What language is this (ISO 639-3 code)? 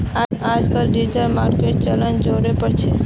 mag